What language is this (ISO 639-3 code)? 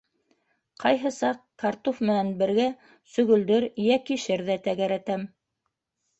bak